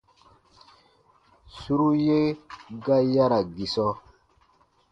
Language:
Baatonum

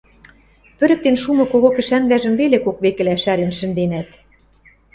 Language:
Western Mari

